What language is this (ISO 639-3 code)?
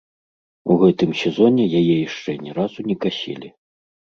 bel